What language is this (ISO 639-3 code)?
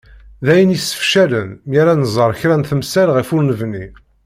kab